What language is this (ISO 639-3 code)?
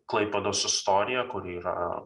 lit